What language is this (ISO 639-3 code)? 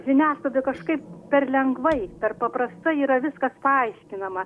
lit